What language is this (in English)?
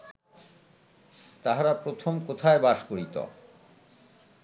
Bangla